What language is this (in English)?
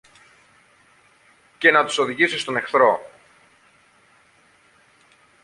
Greek